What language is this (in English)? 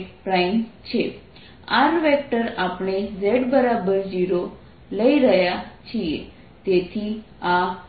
Gujarati